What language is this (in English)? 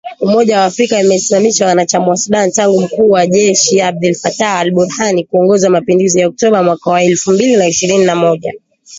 Swahili